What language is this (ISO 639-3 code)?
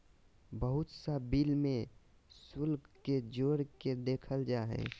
mag